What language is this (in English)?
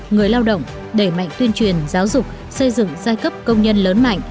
Vietnamese